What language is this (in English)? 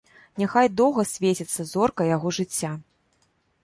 Belarusian